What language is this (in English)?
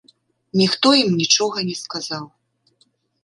Belarusian